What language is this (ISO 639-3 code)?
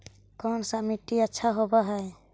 mag